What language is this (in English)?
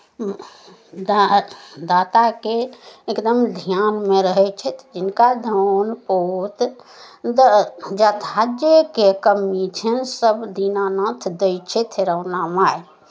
Maithili